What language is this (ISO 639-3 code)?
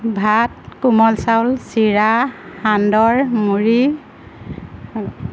asm